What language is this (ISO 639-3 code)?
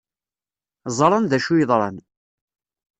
kab